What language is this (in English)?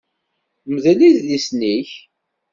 Kabyle